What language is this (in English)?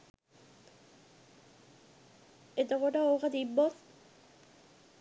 Sinhala